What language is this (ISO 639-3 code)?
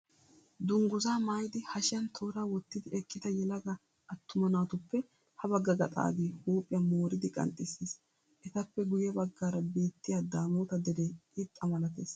wal